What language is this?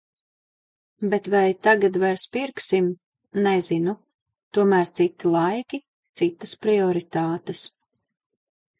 Latvian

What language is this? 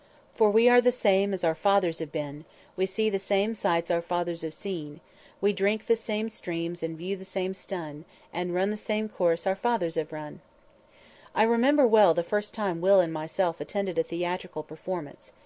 English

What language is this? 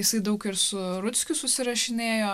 Lithuanian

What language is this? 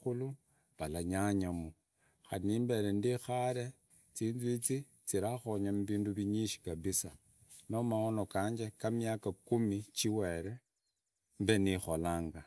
Idakho-Isukha-Tiriki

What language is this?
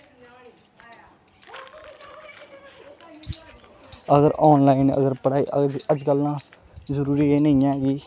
Dogri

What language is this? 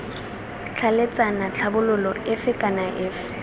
Tswana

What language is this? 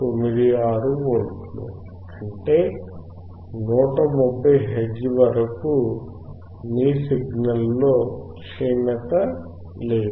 Telugu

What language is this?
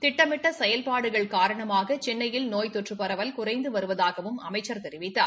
Tamil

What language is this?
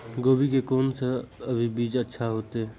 Maithili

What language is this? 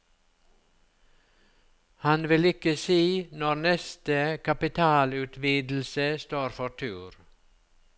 Norwegian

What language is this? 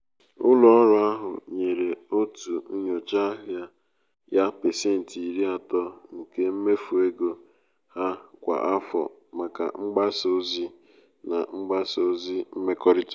Igbo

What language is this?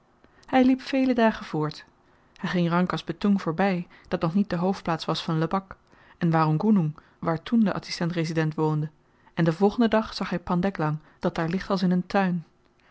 Dutch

